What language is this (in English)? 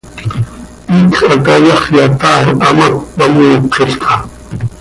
Seri